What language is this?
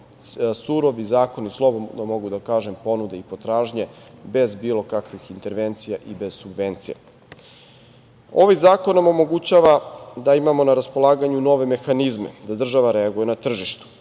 Serbian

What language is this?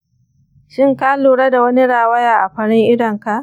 Hausa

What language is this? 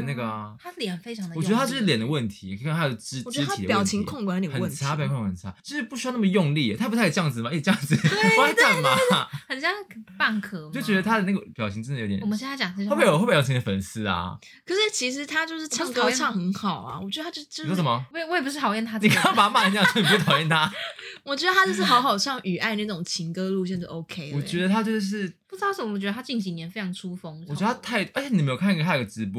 Chinese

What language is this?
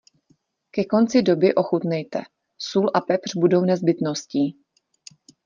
Czech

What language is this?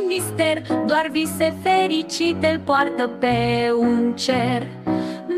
Romanian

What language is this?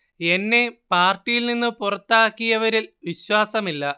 Malayalam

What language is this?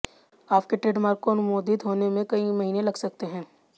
Hindi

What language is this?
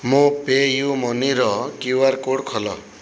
Odia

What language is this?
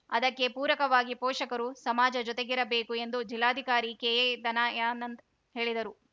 Kannada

